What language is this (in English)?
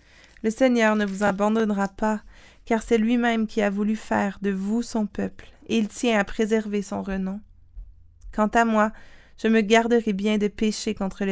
French